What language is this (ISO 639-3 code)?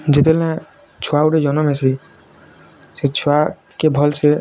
ori